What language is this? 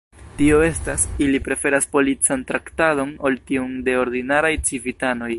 Esperanto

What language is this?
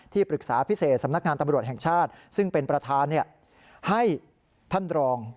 Thai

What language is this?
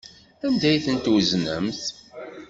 Kabyle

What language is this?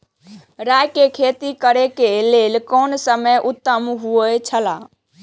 Maithili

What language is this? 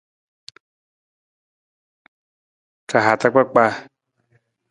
Nawdm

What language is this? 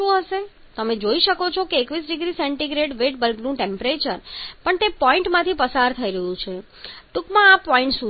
Gujarati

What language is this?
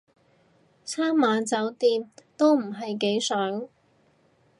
Cantonese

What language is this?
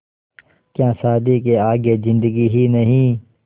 Hindi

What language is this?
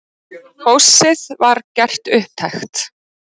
Icelandic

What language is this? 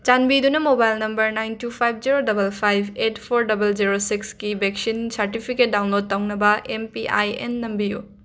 Manipuri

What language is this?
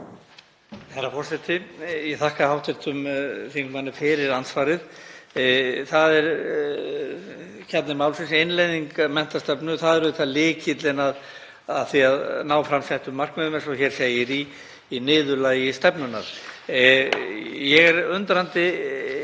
Icelandic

